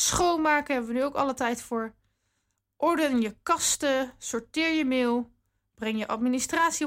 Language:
Dutch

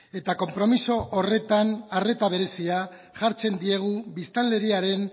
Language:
Basque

